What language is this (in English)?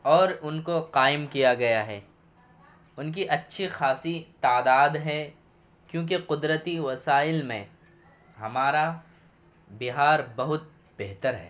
Urdu